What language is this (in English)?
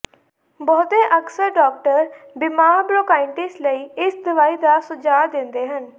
Punjabi